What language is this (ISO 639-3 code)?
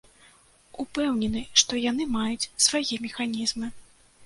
bel